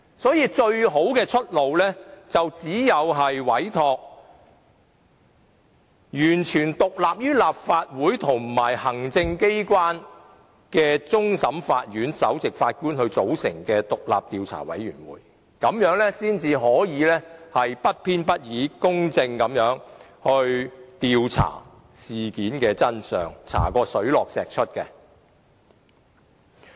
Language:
Cantonese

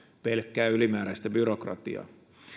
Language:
Finnish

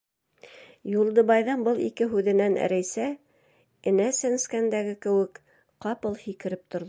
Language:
Bashkir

